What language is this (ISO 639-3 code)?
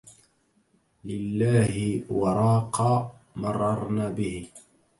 ara